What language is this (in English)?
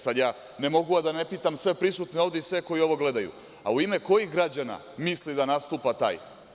Serbian